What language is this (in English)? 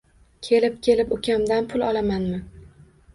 Uzbek